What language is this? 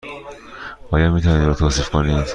Persian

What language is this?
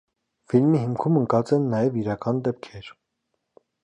Armenian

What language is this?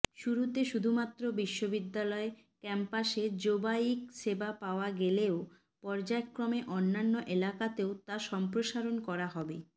Bangla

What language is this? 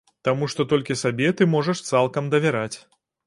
Belarusian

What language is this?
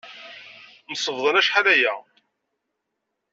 Kabyle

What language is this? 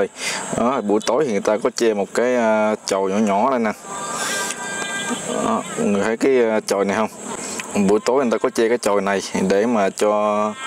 Vietnamese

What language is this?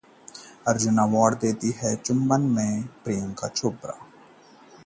Hindi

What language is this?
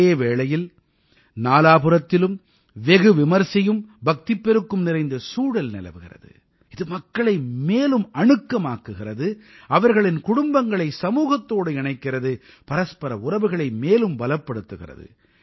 Tamil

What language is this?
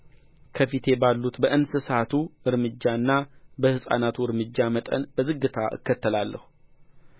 Amharic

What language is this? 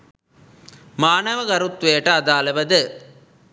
Sinhala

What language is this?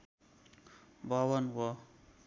Nepali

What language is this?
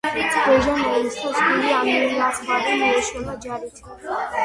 Georgian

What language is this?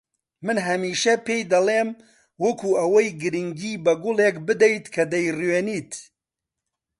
Central Kurdish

